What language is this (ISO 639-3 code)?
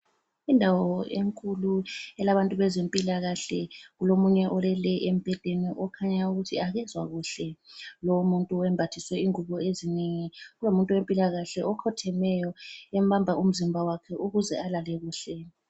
nde